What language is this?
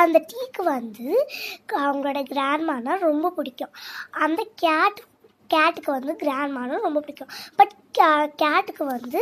Tamil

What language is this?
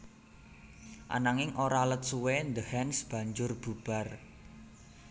Javanese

